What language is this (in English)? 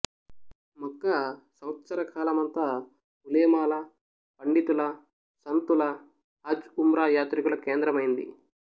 Telugu